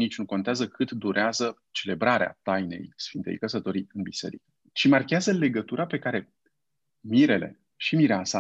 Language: Romanian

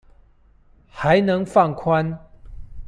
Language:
Chinese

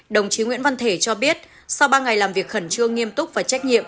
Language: Vietnamese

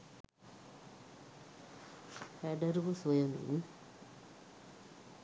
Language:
Sinhala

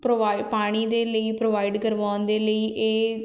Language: Punjabi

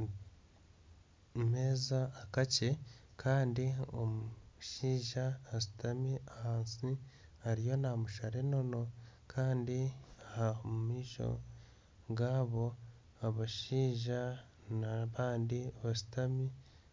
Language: Nyankole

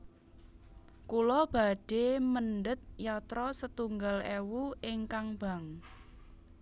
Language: Javanese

